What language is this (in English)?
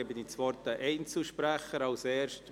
Swiss German